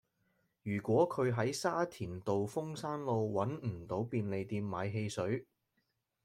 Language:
Cantonese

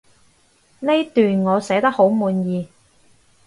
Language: Cantonese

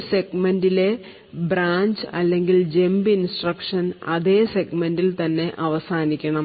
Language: Malayalam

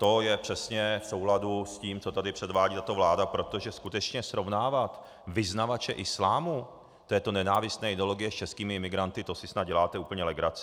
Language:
Czech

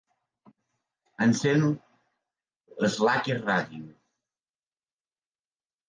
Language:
Catalan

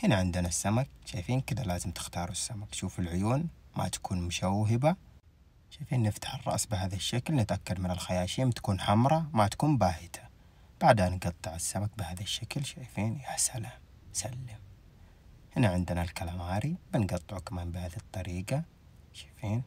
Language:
Arabic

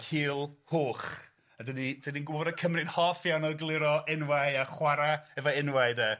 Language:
Welsh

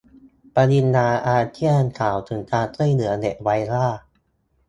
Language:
Thai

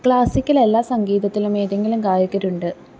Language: Malayalam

